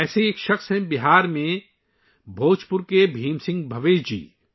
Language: Urdu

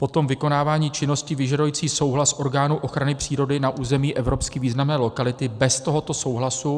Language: Czech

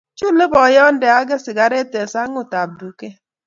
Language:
Kalenjin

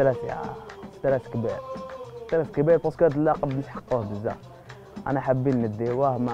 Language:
Arabic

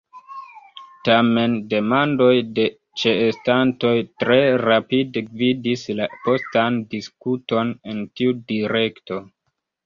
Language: Esperanto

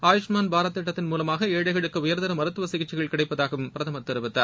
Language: Tamil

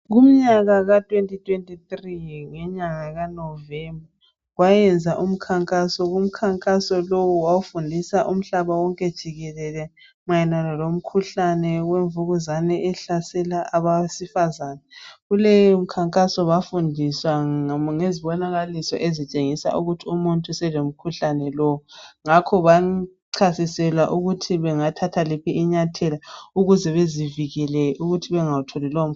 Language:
North Ndebele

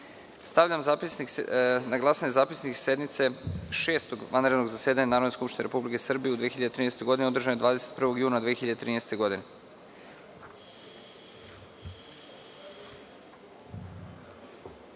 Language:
Serbian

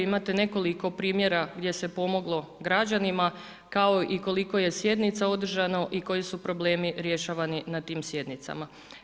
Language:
Croatian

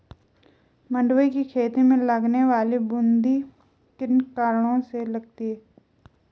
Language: Hindi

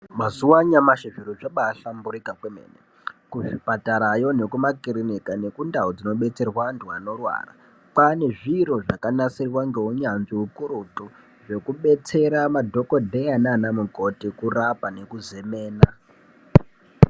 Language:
Ndau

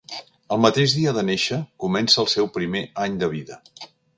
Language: Catalan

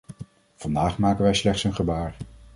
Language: Dutch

